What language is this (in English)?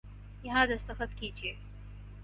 Urdu